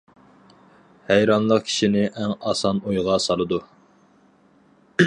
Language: Uyghur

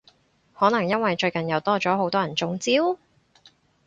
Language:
Cantonese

